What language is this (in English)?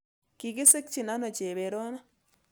Kalenjin